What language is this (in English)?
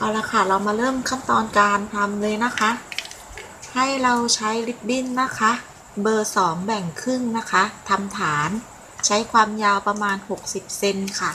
Thai